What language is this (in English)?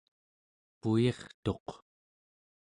Central Yupik